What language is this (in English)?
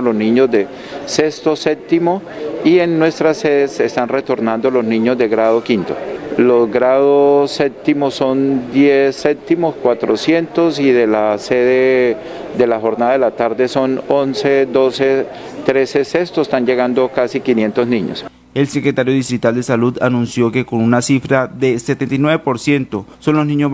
Spanish